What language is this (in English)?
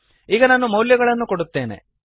Kannada